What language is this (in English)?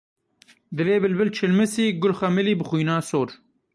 Kurdish